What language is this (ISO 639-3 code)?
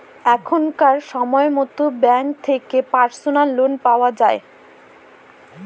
ben